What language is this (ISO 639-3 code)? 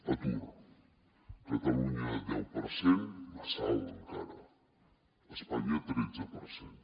cat